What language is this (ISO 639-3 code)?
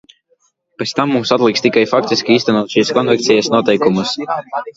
lav